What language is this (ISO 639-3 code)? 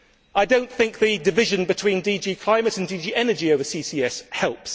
eng